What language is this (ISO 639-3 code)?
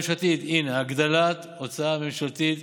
heb